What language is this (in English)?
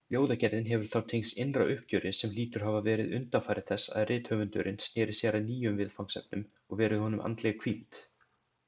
Icelandic